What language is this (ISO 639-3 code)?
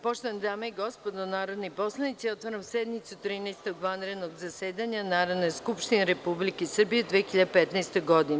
srp